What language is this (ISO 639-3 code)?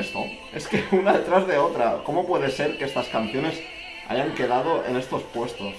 spa